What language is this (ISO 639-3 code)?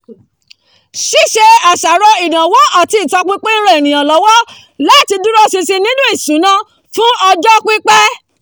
yor